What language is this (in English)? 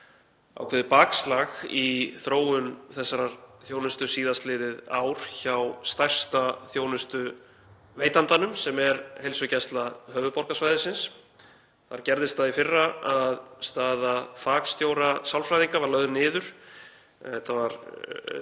Icelandic